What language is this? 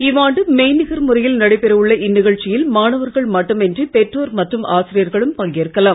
Tamil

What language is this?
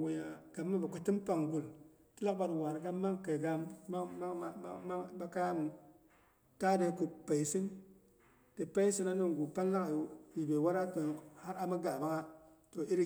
Boghom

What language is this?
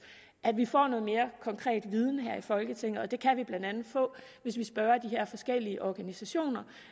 Danish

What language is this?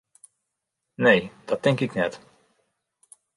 Western Frisian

